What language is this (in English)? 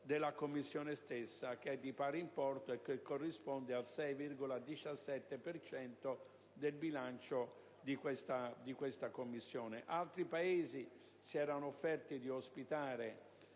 Italian